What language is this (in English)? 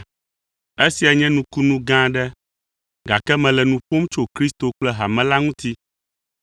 Ewe